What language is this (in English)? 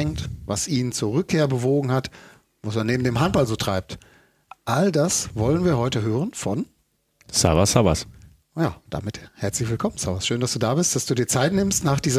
German